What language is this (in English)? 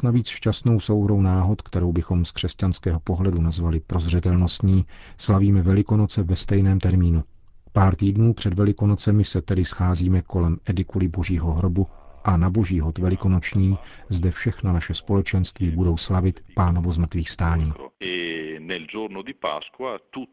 Czech